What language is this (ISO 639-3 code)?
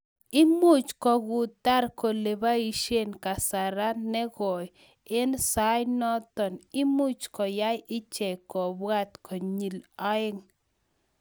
kln